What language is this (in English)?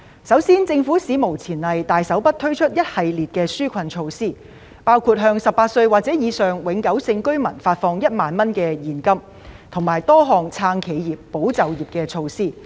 Cantonese